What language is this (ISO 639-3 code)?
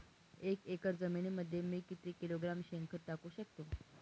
mar